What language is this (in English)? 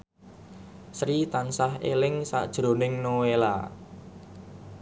Javanese